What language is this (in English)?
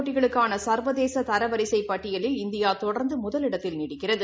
Tamil